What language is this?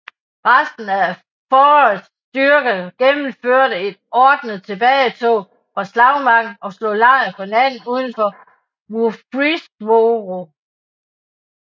Danish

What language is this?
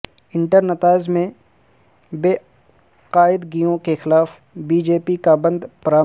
Urdu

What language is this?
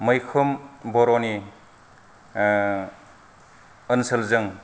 Bodo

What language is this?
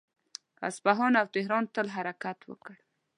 Pashto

